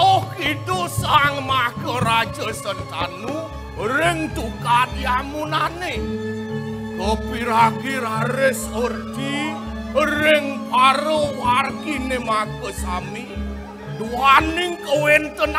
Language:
Thai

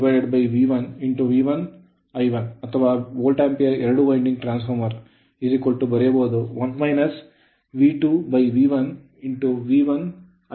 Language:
Kannada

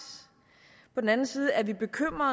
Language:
Danish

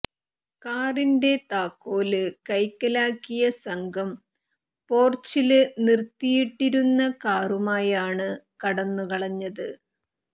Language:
Malayalam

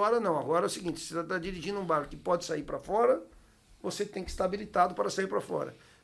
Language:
Portuguese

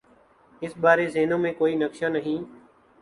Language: Urdu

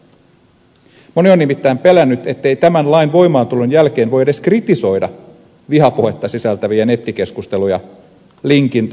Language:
Finnish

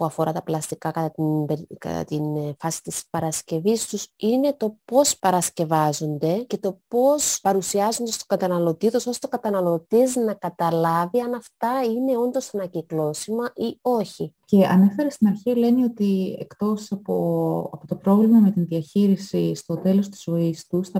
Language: Greek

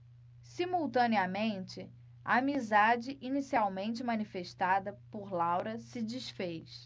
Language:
Portuguese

